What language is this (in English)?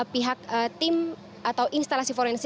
Indonesian